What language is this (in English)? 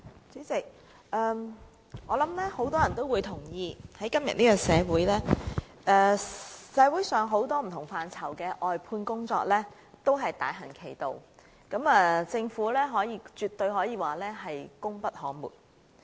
Cantonese